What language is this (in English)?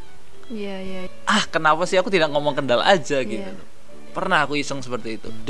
Indonesian